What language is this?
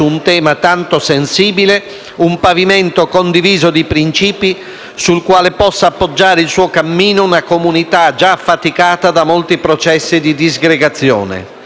Italian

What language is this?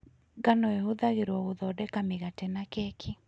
Kikuyu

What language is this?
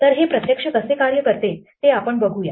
Marathi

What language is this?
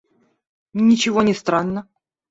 Russian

